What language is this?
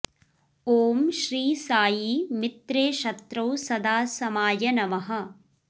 Sanskrit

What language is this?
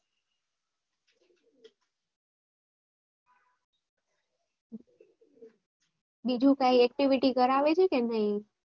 Gujarati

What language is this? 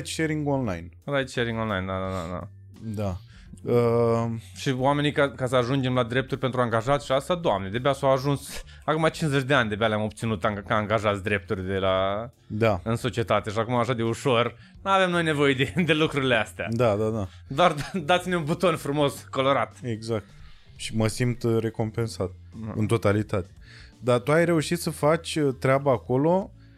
Romanian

